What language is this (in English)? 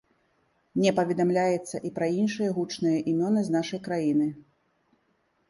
Belarusian